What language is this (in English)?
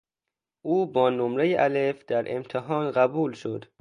Persian